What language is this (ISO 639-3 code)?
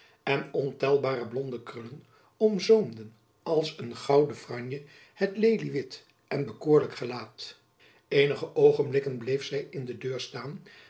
nld